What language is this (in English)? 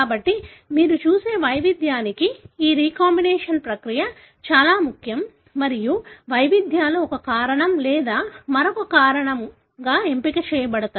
Telugu